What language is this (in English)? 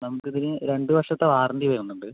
Malayalam